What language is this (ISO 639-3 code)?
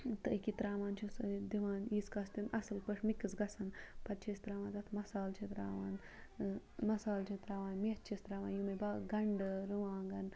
kas